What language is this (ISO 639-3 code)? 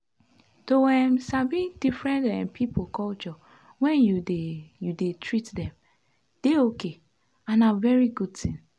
pcm